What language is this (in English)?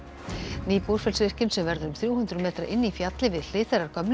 Icelandic